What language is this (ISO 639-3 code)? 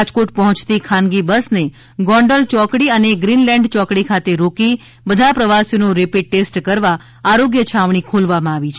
guj